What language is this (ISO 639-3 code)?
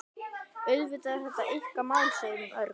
isl